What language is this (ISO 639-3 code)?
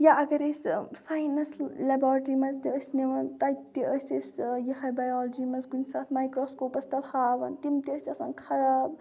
kas